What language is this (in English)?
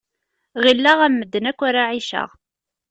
Kabyle